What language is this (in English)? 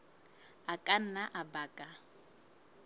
Southern Sotho